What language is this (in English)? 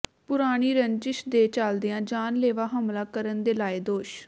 Punjabi